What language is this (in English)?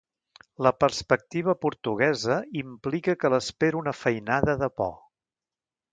Catalan